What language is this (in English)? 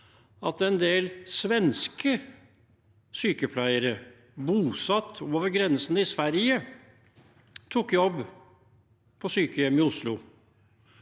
Norwegian